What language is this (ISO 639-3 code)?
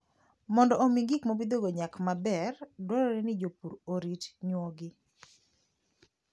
luo